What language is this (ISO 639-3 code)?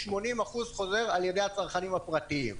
heb